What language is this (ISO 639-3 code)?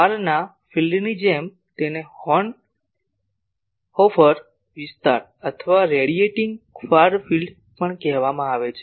guj